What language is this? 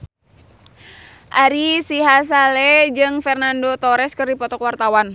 Sundanese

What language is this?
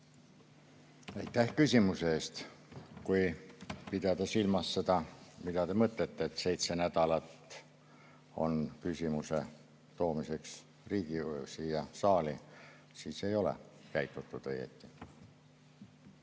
Estonian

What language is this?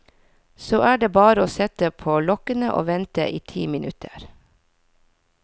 Norwegian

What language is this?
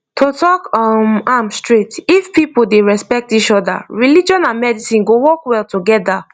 Nigerian Pidgin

